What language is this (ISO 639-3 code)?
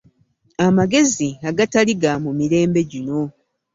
lug